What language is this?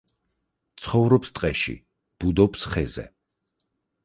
Georgian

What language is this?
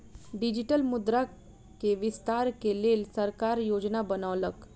Maithili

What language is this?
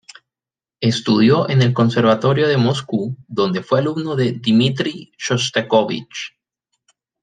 Spanish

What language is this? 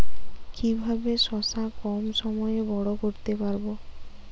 Bangla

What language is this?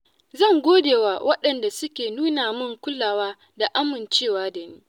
Hausa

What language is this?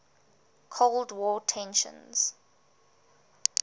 English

